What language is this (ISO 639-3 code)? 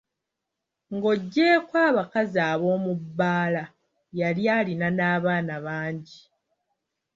lug